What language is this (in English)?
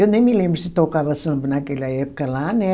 Portuguese